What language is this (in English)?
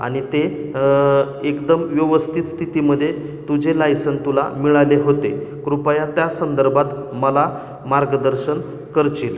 Marathi